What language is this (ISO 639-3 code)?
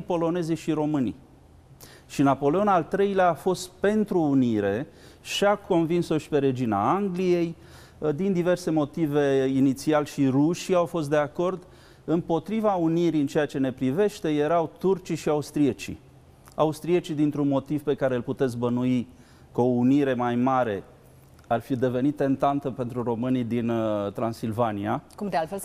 ron